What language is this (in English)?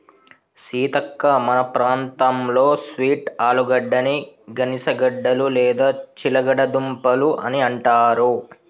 Telugu